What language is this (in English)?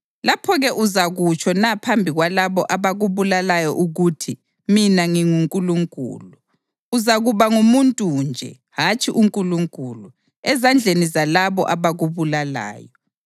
North Ndebele